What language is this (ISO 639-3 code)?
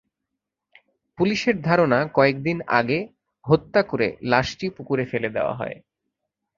ben